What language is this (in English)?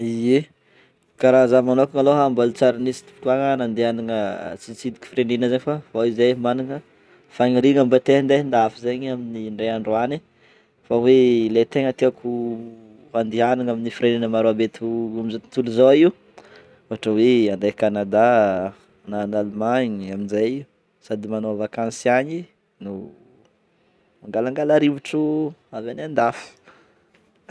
Northern Betsimisaraka Malagasy